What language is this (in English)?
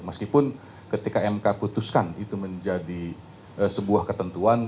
Indonesian